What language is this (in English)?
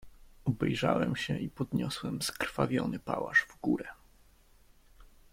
Polish